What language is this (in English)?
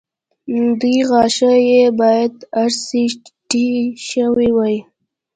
Pashto